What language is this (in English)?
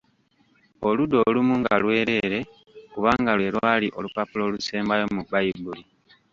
Ganda